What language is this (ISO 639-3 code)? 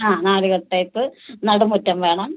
mal